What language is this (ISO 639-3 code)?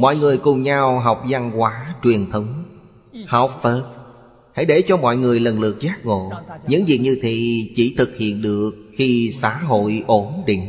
vie